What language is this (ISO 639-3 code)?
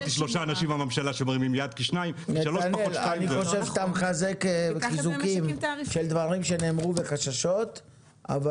heb